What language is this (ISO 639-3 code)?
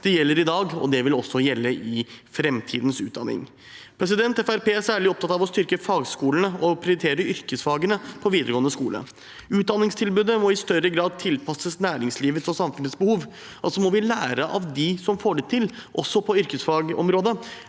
nor